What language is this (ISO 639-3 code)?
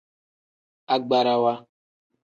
kdh